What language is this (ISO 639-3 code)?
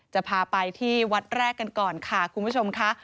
tha